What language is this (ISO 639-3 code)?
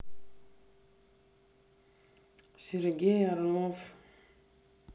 rus